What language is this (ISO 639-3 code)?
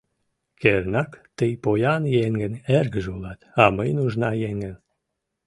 chm